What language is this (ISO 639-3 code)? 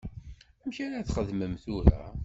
kab